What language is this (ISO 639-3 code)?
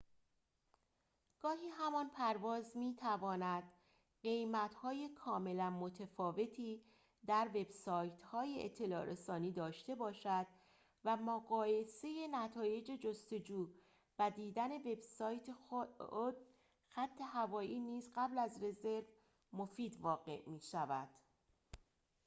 fas